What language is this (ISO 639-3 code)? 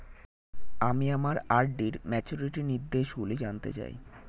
ben